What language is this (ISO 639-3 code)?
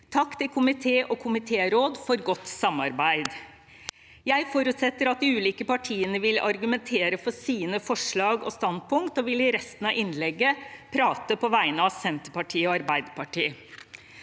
nor